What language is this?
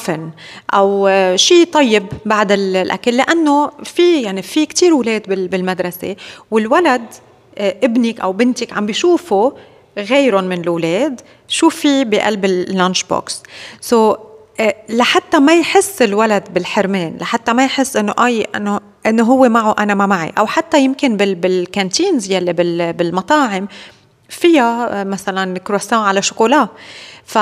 Arabic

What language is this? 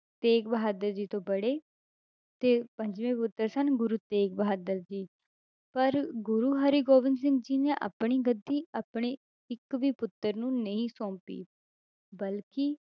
Punjabi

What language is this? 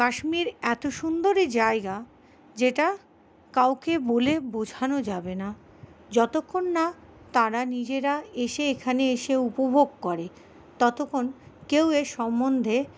Bangla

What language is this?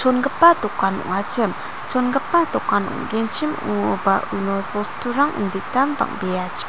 Garo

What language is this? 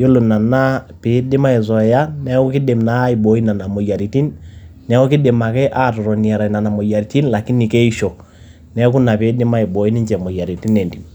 Masai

